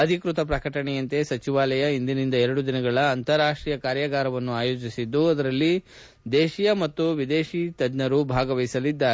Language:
Kannada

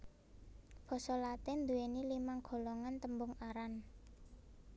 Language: Javanese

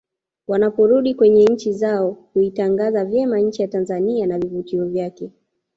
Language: Swahili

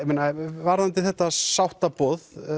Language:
Icelandic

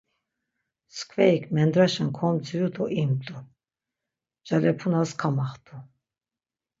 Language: Laz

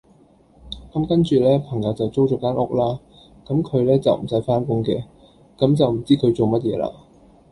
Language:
Cantonese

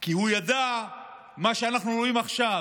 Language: Hebrew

